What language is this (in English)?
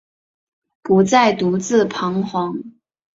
Chinese